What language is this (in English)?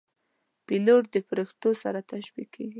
Pashto